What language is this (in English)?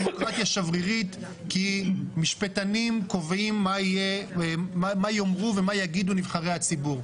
Hebrew